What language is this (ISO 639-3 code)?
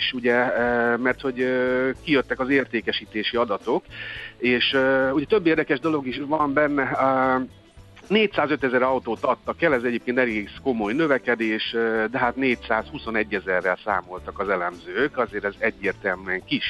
hun